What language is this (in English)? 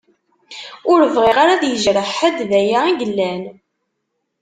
Kabyle